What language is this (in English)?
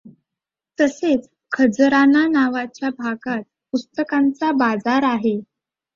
Marathi